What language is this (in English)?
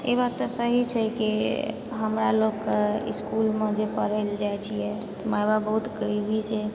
Maithili